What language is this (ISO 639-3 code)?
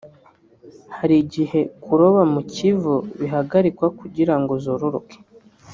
kin